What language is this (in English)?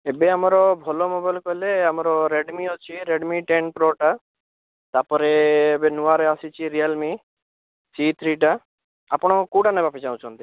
Odia